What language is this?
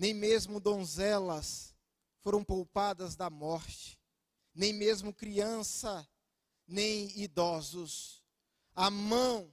Portuguese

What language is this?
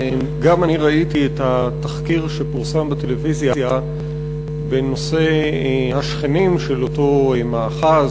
Hebrew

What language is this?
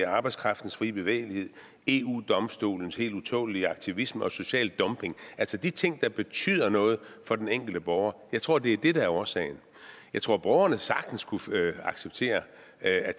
Danish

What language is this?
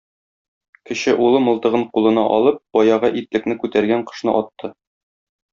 Tatar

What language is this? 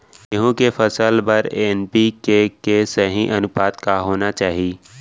Chhattisgarhi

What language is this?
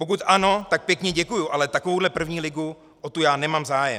Czech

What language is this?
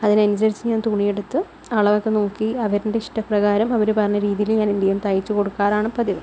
Malayalam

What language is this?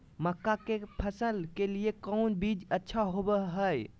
Magahi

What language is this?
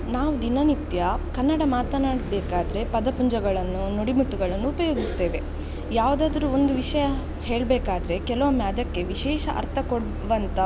Kannada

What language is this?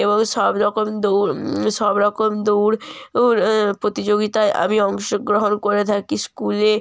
Bangla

